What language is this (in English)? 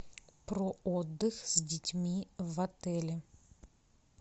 Russian